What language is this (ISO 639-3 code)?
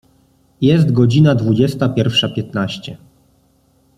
pol